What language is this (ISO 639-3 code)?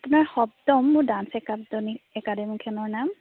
asm